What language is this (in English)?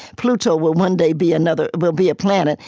English